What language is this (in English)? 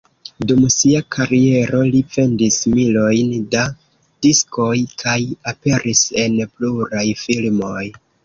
Esperanto